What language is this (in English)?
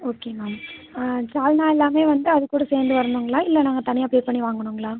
Tamil